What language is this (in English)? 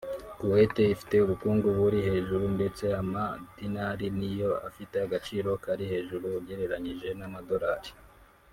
Kinyarwanda